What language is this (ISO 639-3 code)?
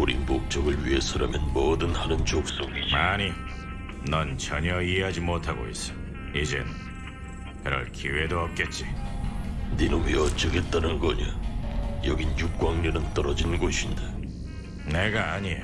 kor